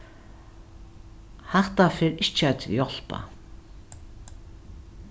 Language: Faroese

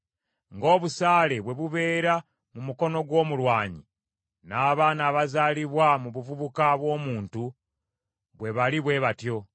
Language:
Ganda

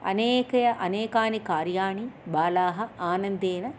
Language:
Sanskrit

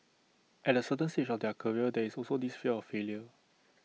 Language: English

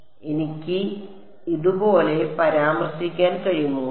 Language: Malayalam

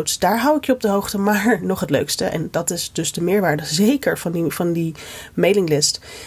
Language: Dutch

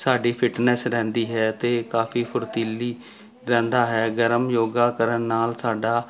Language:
Punjabi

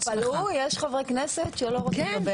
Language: Hebrew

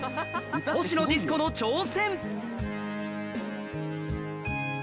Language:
Japanese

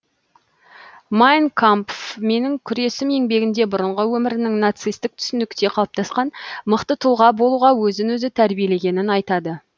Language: Kazakh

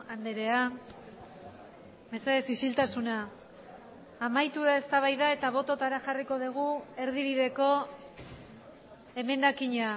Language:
Basque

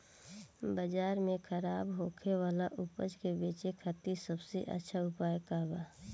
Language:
Bhojpuri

